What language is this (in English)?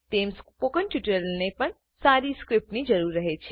Gujarati